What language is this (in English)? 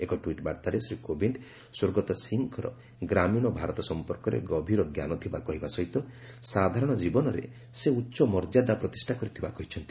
Odia